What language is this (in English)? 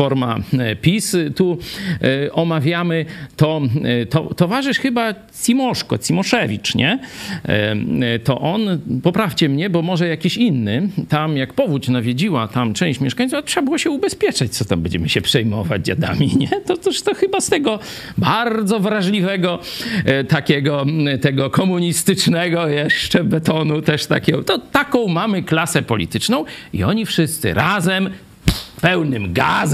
Polish